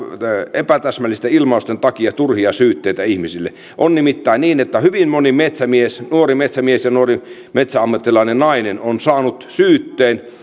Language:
Finnish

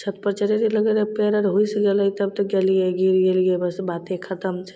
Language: Maithili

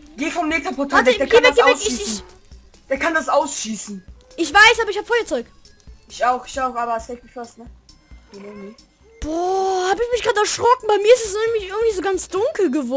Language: German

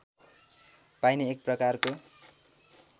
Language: Nepali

